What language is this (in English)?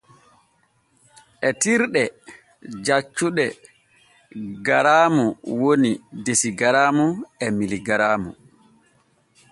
Borgu Fulfulde